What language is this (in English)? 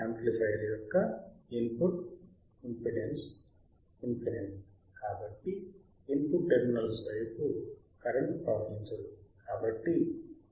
Telugu